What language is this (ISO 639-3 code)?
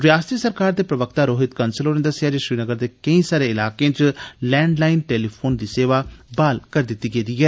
doi